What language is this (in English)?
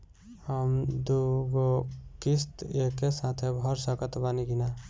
Bhojpuri